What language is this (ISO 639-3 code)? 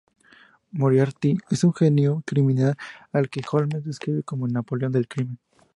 spa